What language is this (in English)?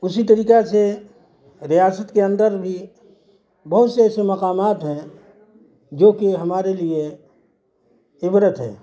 Urdu